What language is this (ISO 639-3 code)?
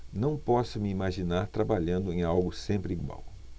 por